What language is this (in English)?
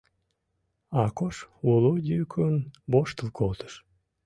Mari